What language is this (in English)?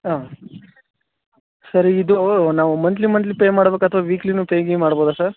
Kannada